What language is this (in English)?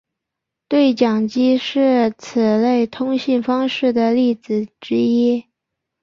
Chinese